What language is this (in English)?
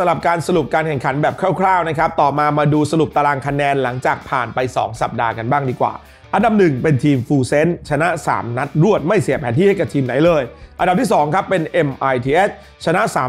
Thai